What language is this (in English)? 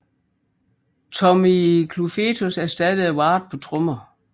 Danish